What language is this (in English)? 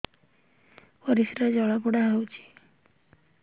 Odia